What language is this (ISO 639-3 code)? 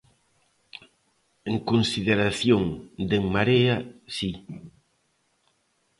glg